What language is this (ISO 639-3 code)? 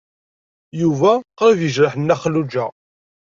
kab